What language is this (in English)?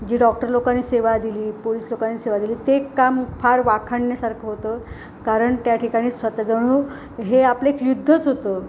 Marathi